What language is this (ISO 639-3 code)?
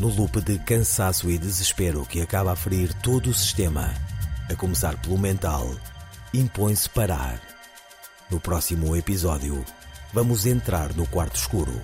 por